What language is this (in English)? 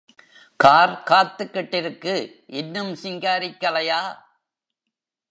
Tamil